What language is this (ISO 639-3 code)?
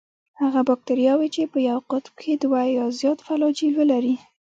pus